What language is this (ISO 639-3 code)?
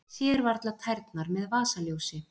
isl